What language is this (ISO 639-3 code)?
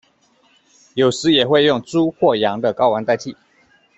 zho